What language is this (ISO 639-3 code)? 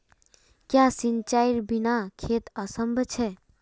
mag